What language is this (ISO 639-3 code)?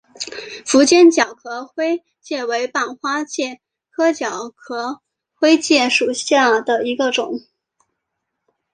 zho